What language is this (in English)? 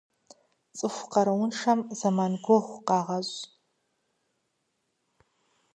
Kabardian